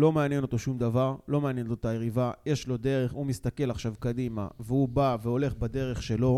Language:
Hebrew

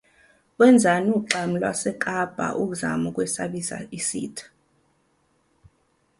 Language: Zulu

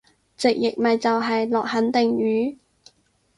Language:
Cantonese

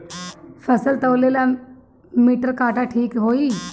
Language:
Bhojpuri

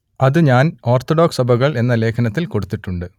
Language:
Malayalam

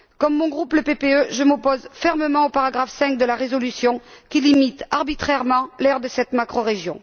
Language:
French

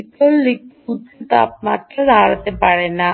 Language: Bangla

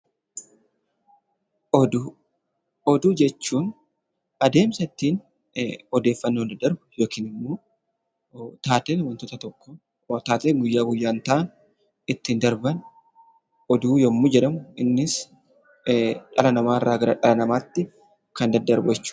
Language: Oromo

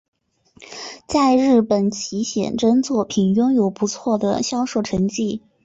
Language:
Chinese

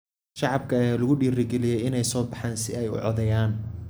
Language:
Somali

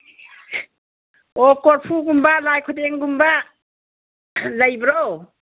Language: Manipuri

